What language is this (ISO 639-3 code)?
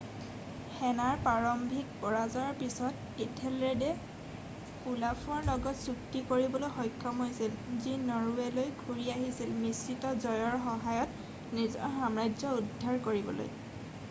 asm